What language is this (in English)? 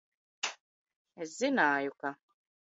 Latvian